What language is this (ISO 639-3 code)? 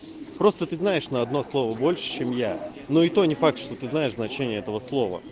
rus